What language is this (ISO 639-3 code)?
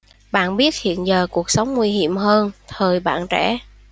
vie